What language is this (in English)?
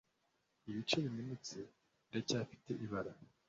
Kinyarwanda